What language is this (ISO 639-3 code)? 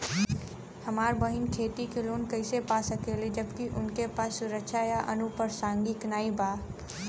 bho